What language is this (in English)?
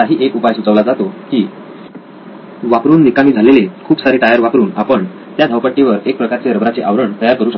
Marathi